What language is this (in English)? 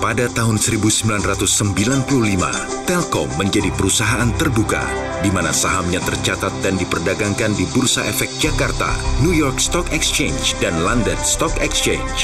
Indonesian